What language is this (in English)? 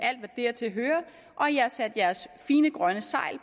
Danish